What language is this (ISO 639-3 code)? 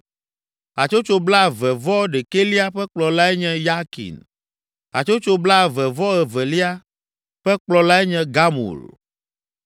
ewe